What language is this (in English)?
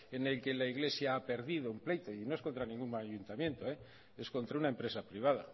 Spanish